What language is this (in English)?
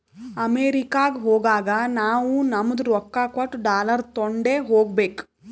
Kannada